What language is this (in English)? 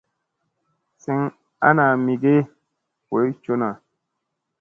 Musey